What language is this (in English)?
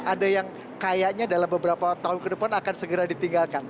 Indonesian